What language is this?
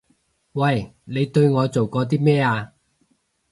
Cantonese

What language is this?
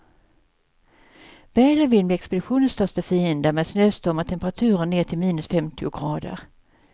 Swedish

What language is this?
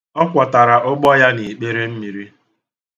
Igbo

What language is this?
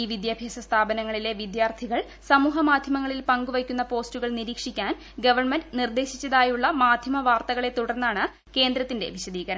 Malayalam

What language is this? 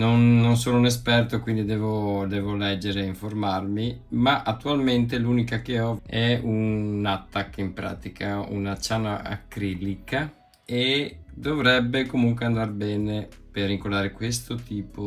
Italian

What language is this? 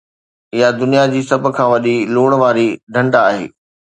Sindhi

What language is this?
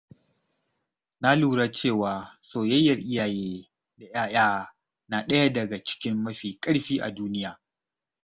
Hausa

